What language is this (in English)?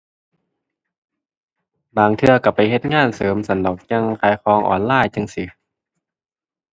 Thai